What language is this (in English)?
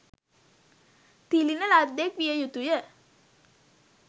Sinhala